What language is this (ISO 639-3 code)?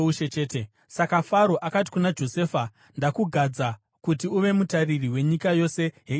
sna